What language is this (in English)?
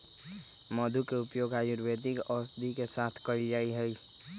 Magahi